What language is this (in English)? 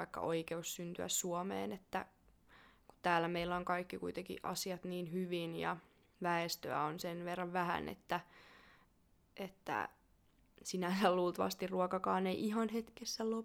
Finnish